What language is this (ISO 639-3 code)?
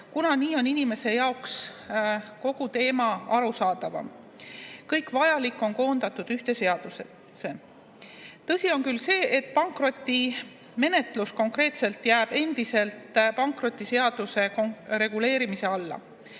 est